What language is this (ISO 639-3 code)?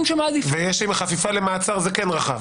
heb